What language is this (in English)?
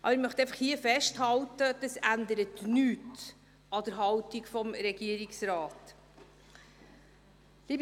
Swiss German